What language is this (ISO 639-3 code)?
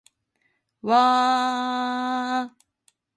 jpn